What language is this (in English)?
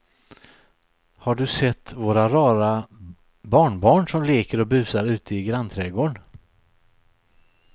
Swedish